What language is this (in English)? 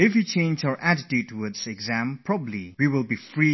English